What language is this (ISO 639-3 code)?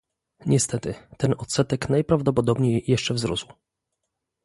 pol